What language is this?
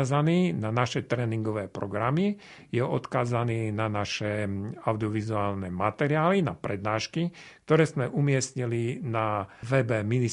Slovak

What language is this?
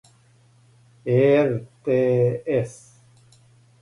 Serbian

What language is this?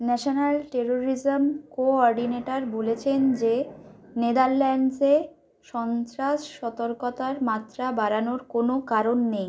Bangla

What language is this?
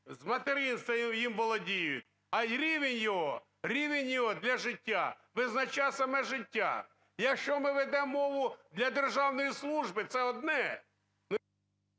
Ukrainian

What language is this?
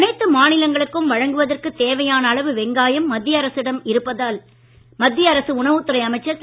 Tamil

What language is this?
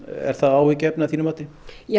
Icelandic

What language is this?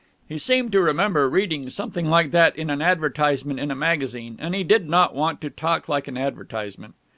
English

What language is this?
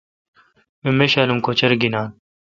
Kalkoti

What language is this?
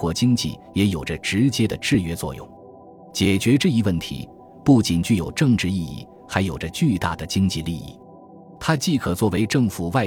Chinese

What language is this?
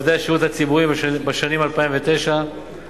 Hebrew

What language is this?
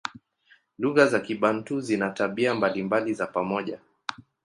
Swahili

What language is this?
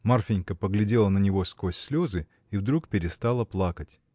Russian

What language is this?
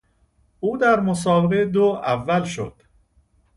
Persian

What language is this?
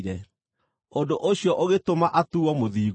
Kikuyu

